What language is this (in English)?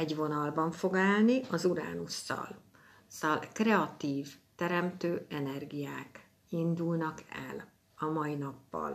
Hungarian